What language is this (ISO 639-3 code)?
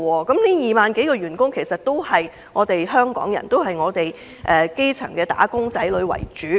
yue